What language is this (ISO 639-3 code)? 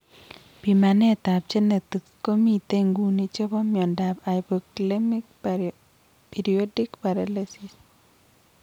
kln